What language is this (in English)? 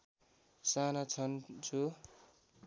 Nepali